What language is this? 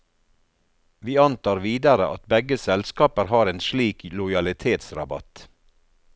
Norwegian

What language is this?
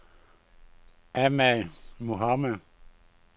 Danish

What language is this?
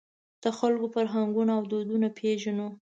Pashto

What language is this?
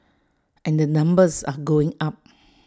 English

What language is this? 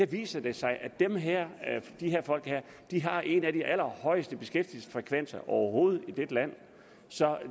Danish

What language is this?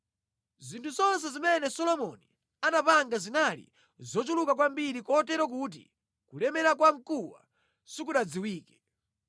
Nyanja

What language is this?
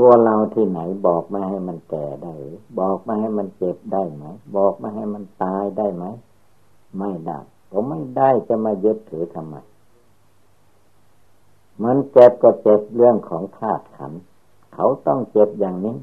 Thai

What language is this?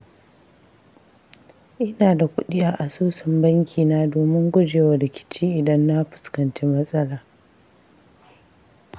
Hausa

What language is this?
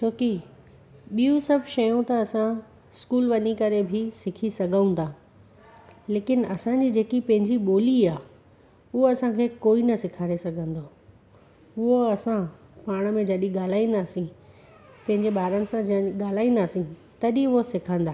Sindhi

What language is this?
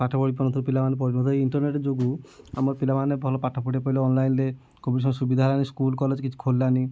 Odia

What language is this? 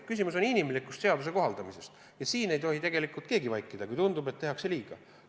Estonian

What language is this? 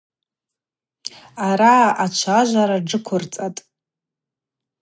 Abaza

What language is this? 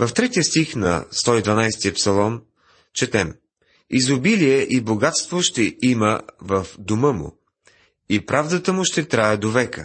Bulgarian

